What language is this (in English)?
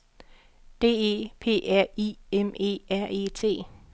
Danish